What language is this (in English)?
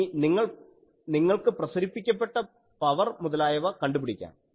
Malayalam